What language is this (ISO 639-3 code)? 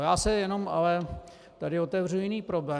ces